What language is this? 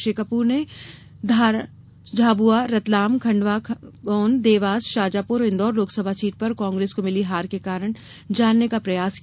Hindi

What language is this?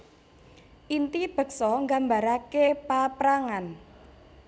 Javanese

